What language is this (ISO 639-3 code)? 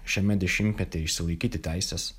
lit